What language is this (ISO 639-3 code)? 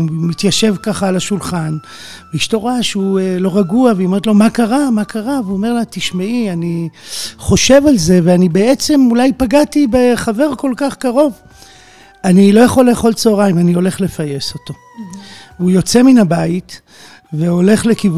heb